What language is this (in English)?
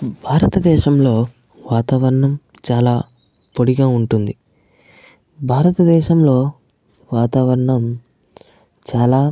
Telugu